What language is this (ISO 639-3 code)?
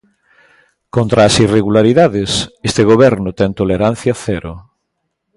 glg